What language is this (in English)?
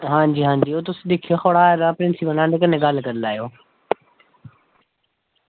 Dogri